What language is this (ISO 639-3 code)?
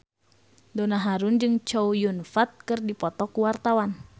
sun